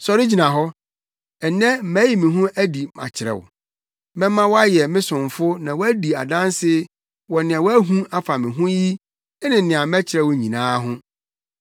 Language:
Akan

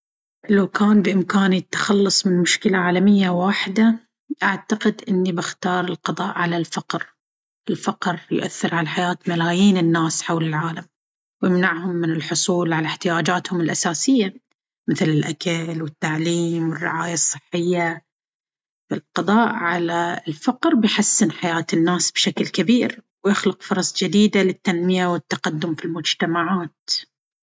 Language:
Baharna Arabic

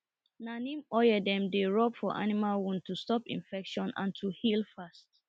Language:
Nigerian Pidgin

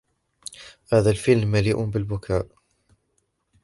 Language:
Arabic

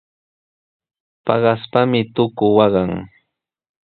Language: Sihuas Ancash Quechua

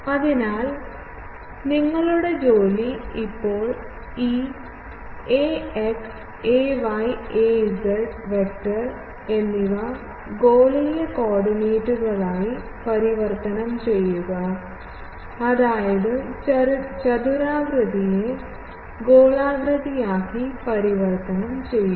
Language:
Malayalam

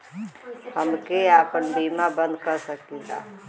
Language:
Bhojpuri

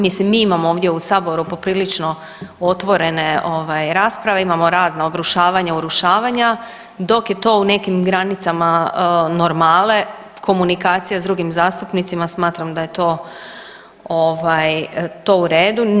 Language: Croatian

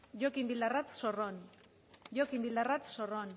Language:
Basque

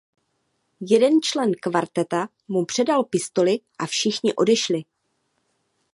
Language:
Czech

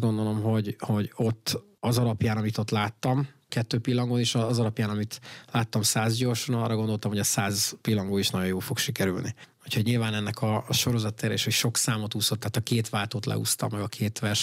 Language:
Hungarian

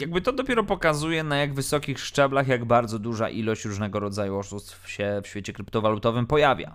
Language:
Polish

